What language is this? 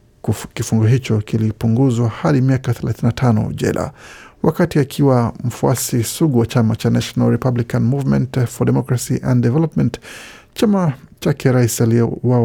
Swahili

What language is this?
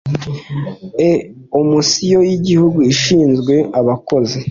Kinyarwanda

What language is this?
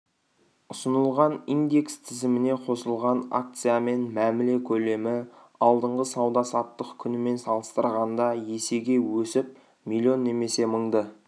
Kazakh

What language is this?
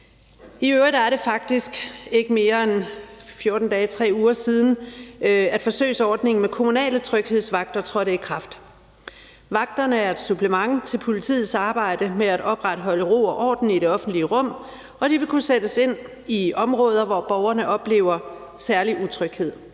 Danish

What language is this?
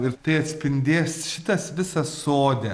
Lithuanian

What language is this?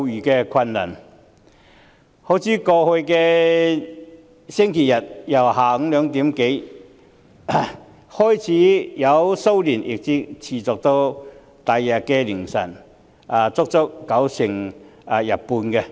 Cantonese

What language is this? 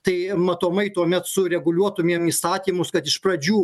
Lithuanian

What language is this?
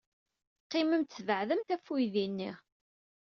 Kabyle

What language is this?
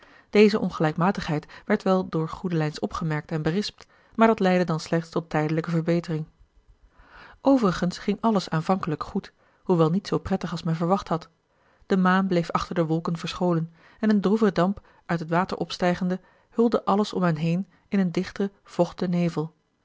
Dutch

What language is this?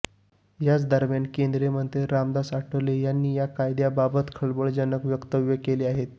Marathi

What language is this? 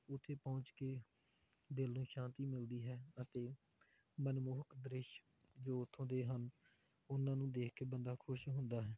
Punjabi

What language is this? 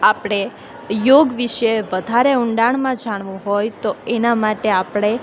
Gujarati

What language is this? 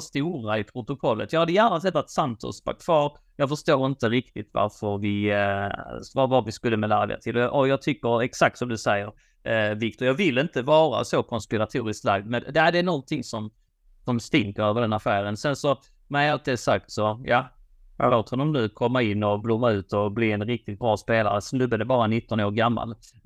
Swedish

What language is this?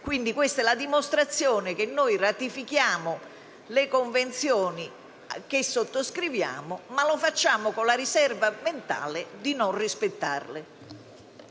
Italian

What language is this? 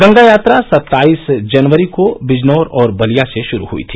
Hindi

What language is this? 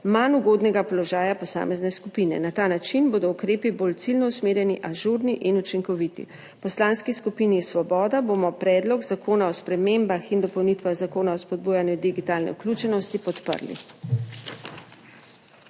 Slovenian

